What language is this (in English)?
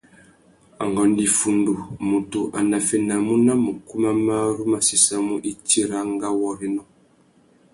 Tuki